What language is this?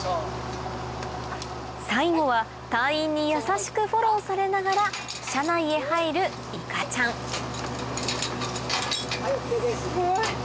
Japanese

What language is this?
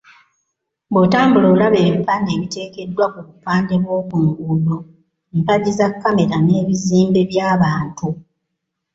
Ganda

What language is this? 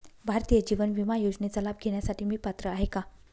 Marathi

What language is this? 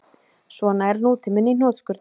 Icelandic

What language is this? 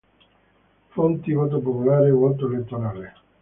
Italian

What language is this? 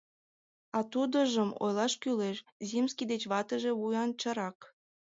Mari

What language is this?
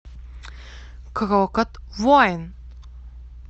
Russian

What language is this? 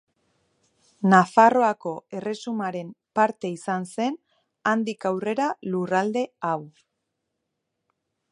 Basque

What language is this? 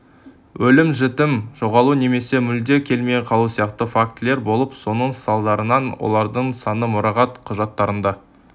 Kazakh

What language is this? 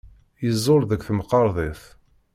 Kabyle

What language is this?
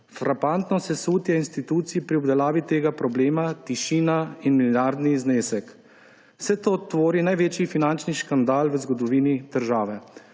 Slovenian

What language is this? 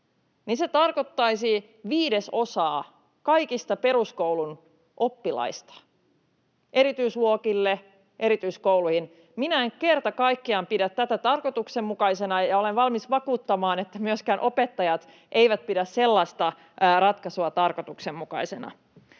Finnish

